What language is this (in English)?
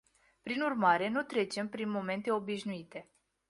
Romanian